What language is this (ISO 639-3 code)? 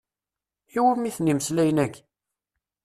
kab